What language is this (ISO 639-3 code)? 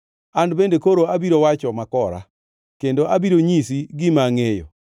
luo